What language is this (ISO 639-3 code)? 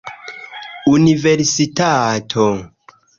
epo